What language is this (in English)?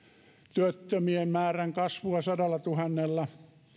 Finnish